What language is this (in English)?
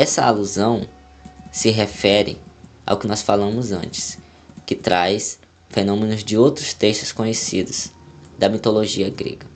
Portuguese